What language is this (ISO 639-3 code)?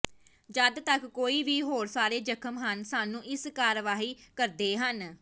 pan